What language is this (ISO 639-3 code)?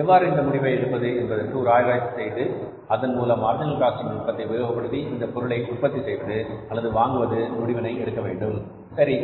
tam